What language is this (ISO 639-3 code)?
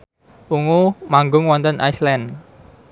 jav